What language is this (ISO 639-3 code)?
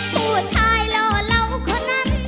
tha